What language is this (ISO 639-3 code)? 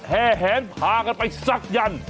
tha